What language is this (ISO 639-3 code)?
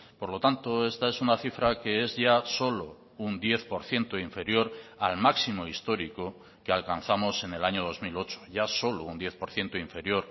spa